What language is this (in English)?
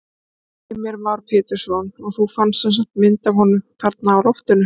Icelandic